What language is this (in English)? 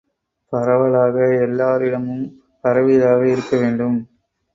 Tamil